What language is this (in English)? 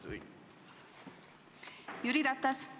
Estonian